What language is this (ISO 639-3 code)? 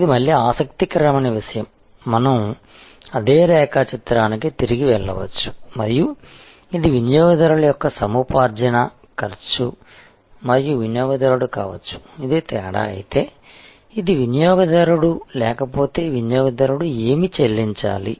tel